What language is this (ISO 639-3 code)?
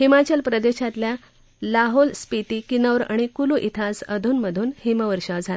mar